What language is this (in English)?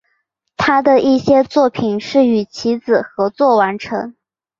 Chinese